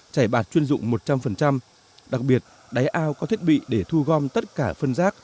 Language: Vietnamese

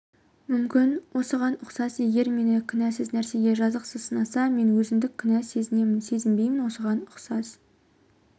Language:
Kazakh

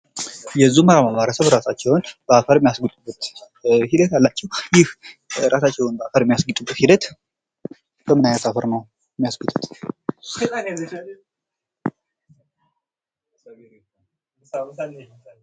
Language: Amharic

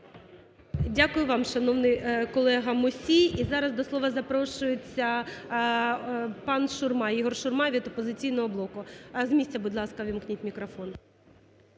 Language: Ukrainian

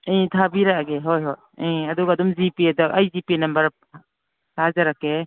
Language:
Manipuri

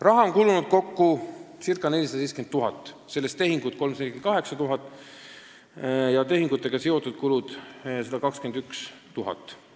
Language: Estonian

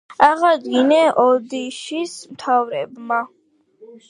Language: Georgian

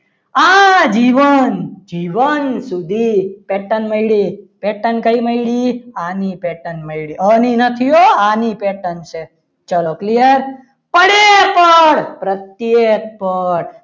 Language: Gujarati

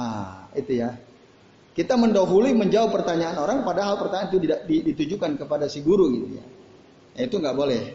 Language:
Indonesian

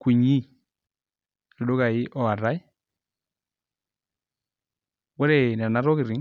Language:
Masai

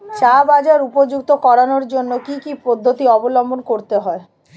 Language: Bangla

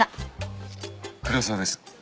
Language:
Japanese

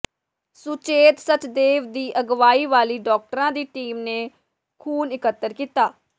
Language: Punjabi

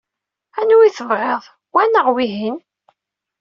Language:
Kabyle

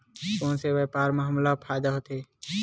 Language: Chhattisgarhi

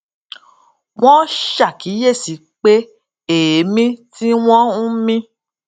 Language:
Yoruba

